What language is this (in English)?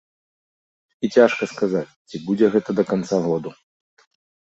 Belarusian